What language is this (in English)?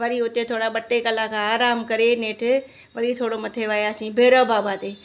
Sindhi